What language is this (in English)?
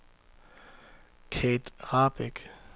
Danish